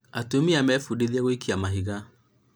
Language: Kikuyu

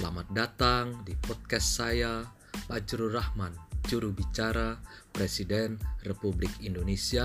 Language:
Indonesian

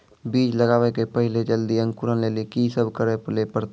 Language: Maithili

